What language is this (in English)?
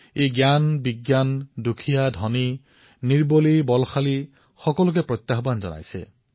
Assamese